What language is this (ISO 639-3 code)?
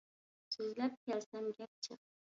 uig